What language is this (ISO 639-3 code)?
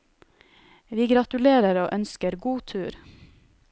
nor